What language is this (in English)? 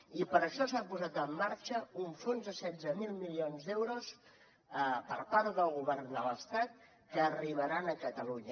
Catalan